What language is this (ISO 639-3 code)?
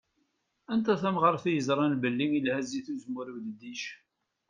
kab